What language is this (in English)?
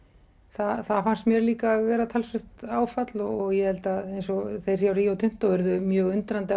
Icelandic